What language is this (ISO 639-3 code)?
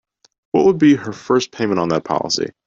eng